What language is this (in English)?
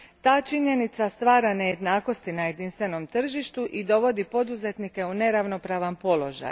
Croatian